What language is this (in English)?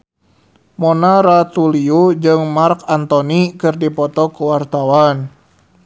Sundanese